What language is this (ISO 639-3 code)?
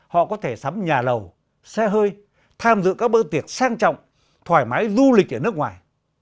vie